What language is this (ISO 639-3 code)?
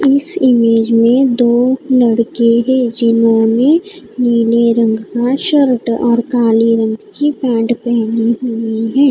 hin